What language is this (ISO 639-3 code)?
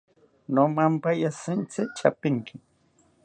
cpy